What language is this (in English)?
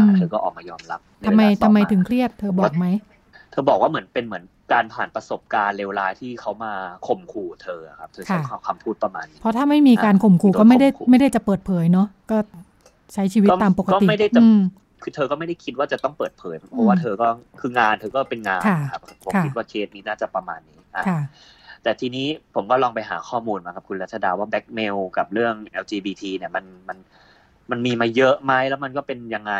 Thai